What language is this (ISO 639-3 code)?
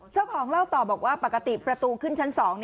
tha